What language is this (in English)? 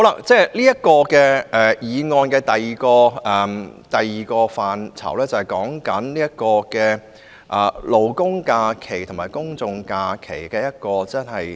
Cantonese